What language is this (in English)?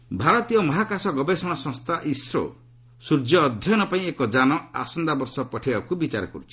Odia